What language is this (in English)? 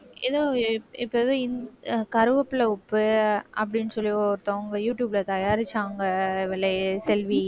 Tamil